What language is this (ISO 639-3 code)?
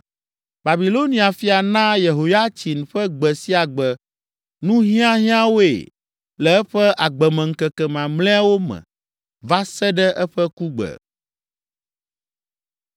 ewe